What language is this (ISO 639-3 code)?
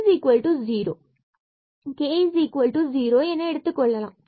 tam